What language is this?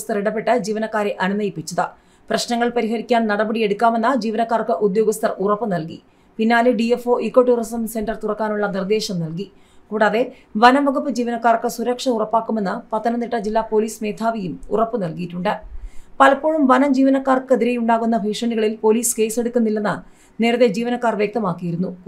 Malayalam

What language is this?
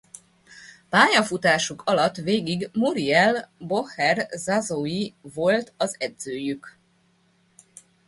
Hungarian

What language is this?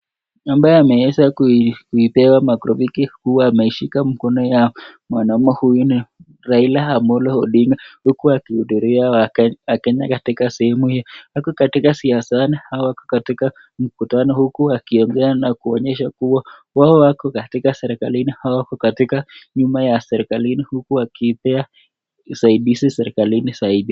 Swahili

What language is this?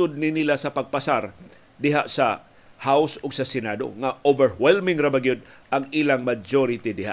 Filipino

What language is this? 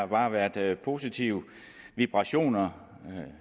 Danish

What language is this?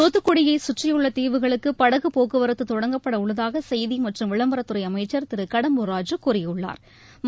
Tamil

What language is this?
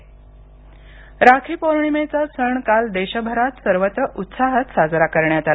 Marathi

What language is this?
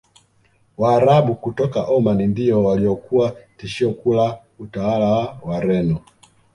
Swahili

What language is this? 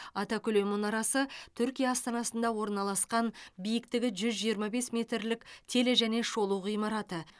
Kazakh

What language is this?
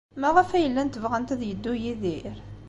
Kabyle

